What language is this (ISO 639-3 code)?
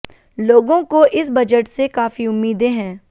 hin